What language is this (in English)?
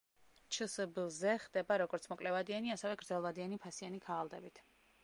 Georgian